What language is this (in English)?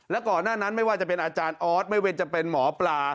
Thai